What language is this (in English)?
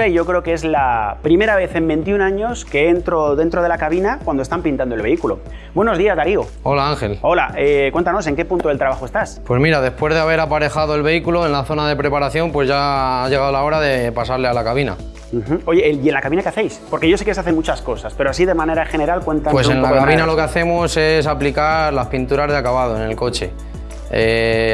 Spanish